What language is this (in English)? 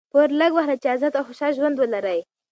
Pashto